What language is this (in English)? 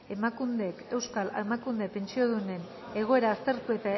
Basque